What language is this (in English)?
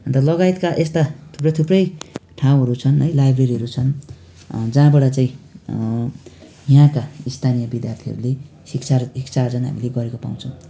Nepali